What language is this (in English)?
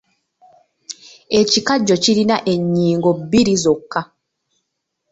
Ganda